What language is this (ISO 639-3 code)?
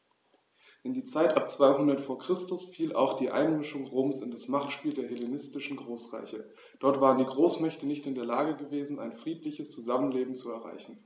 deu